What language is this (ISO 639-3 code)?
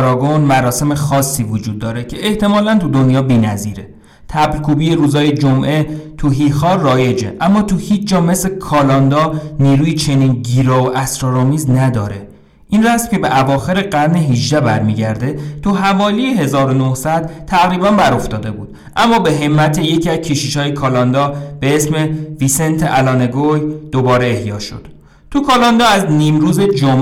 fas